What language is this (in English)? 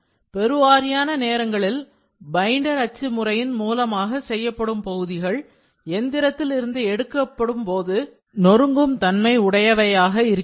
Tamil